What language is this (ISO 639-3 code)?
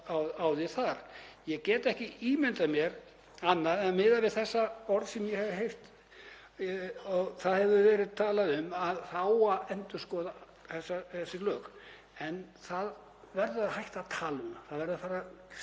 isl